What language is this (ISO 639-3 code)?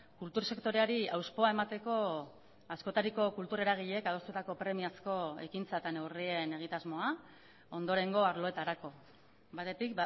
eus